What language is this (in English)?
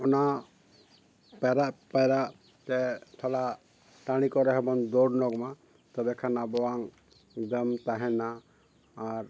Santali